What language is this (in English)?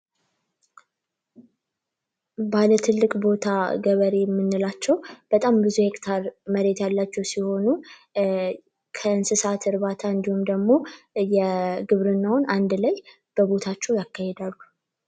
Amharic